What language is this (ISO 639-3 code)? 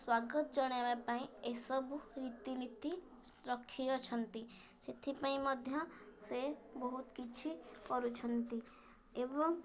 ori